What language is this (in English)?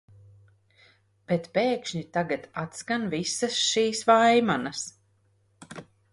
Latvian